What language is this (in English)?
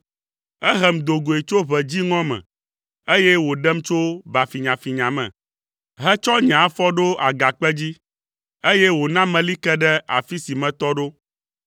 Ewe